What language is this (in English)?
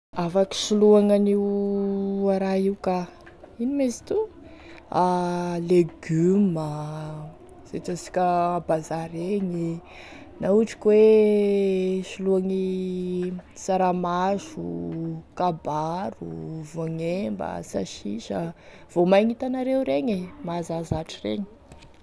Tesaka Malagasy